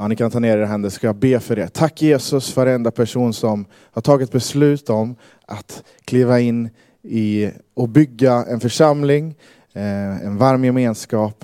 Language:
Swedish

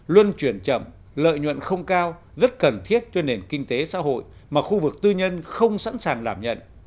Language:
Vietnamese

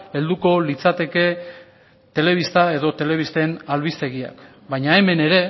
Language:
Basque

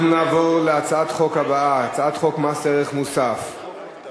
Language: Hebrew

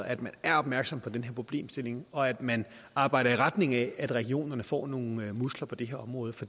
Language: Danish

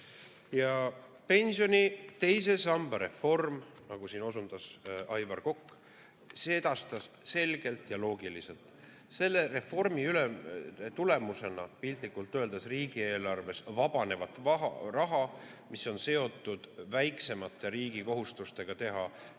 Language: Estonian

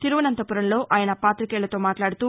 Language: Telugu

